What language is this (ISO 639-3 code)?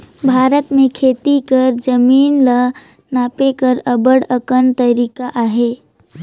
hne